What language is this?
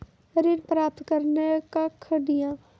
Maithili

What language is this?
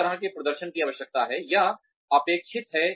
Hindi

